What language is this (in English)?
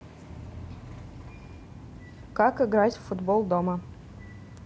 Russian